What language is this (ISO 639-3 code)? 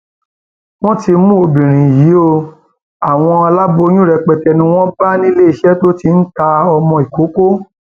yor